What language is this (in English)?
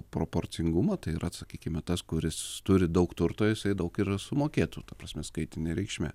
Lithuanian